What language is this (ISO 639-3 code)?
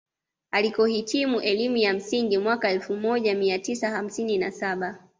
swa